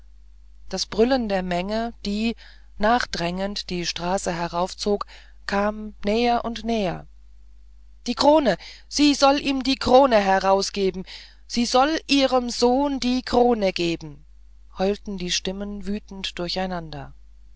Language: German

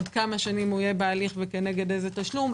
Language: Hebrew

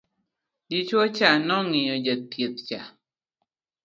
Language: Luo (Kenya and Tanzania)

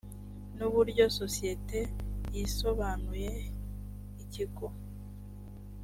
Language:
Kinyarwanda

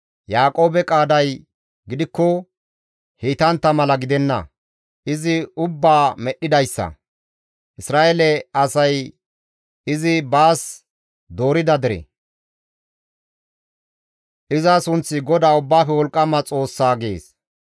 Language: Gamo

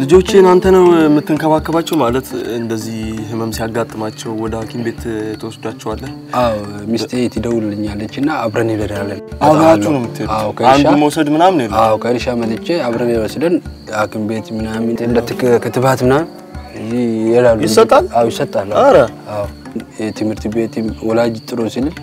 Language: Arabic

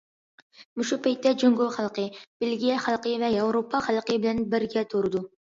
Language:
Uyghur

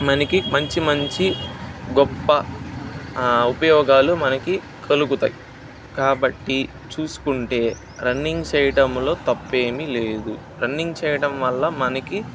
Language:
Telugu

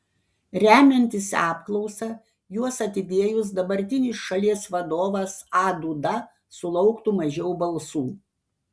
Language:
Lithuanian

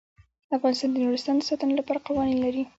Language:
Pashto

